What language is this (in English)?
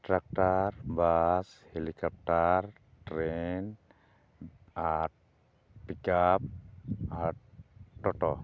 Santali